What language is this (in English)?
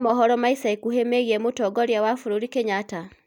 Kikuyu